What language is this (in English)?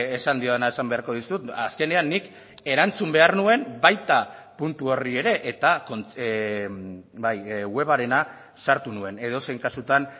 Basque